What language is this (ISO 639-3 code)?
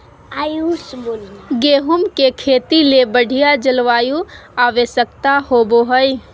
mag